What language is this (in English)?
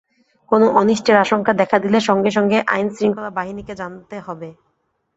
Bangla